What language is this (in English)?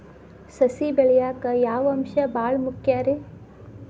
Kannada